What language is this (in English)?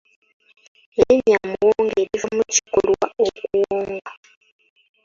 Ganda